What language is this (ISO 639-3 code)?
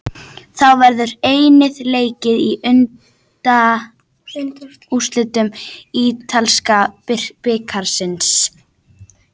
isl